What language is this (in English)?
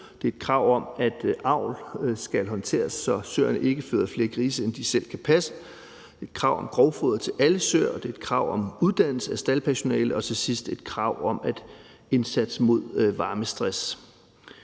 Danish